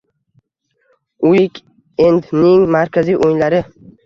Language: Uzbek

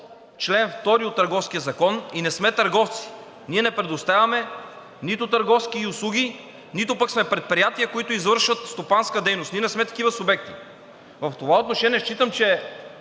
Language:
Bulgarian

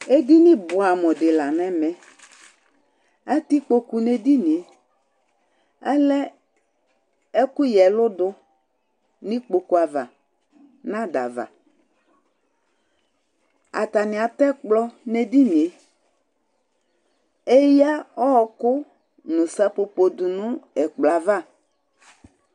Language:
Ikposo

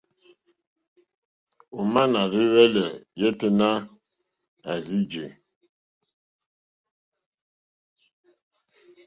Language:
Mokpwe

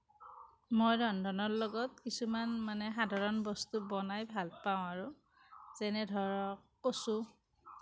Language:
Assamese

